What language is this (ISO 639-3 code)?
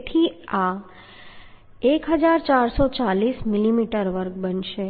guj